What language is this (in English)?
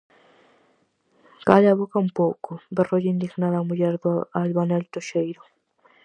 Galician